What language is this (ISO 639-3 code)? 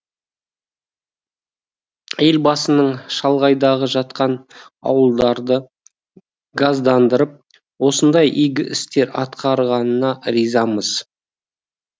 kaz